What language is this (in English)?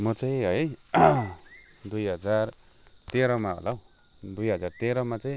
Nepali